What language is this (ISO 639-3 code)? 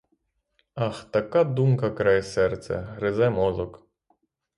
ukr